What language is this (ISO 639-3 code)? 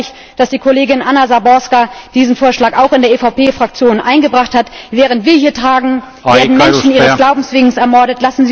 deu